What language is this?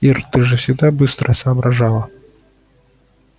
Russian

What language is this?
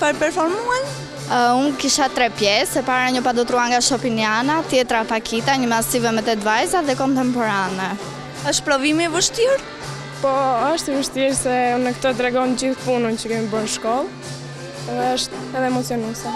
Lithuanian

